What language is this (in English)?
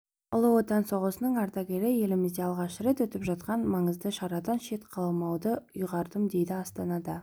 Kazakh